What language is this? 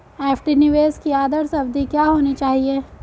Hindi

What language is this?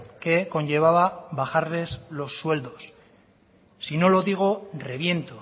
Spanish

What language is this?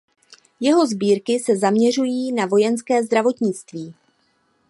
Czech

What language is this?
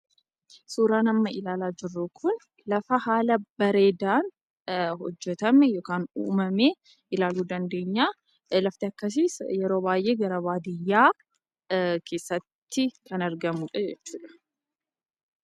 Oromo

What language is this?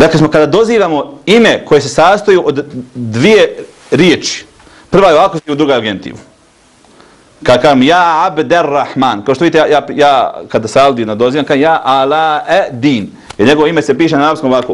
Arabic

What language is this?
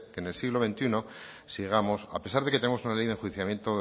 Spanish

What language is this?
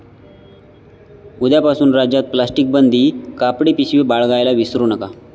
Marathi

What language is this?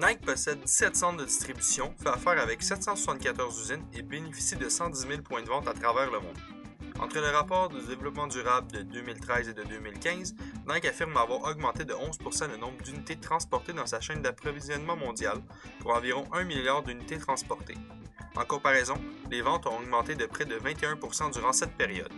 French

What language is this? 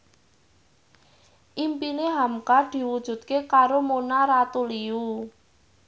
Javanese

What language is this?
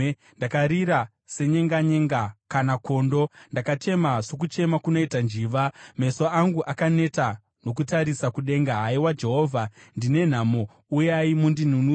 Shona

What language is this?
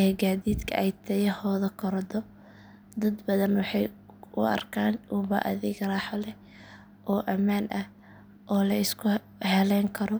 Somali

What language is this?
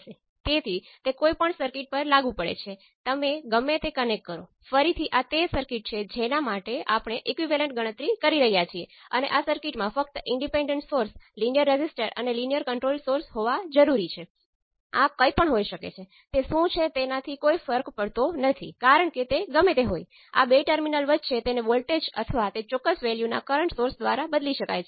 Gujarati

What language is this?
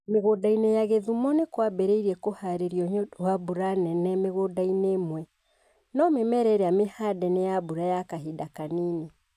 Kikuyu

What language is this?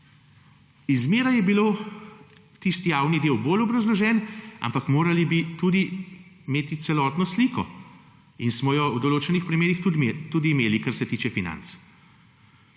Slovenian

